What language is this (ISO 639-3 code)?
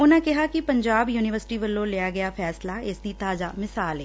pan